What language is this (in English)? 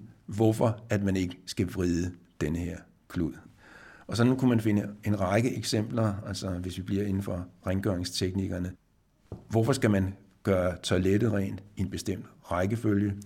Danish